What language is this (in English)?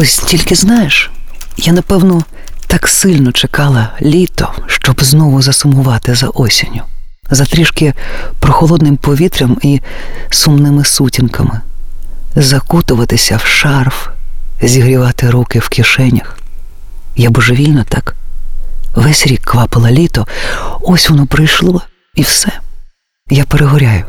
Ukrainian